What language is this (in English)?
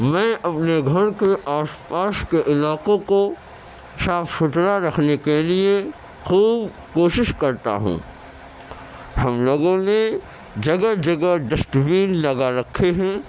Urdu